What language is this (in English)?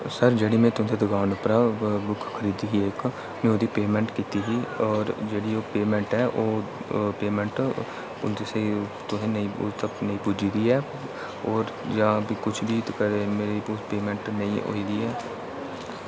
Dogri